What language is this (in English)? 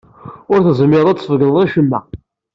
Kabyle